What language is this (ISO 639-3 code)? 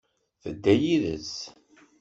kab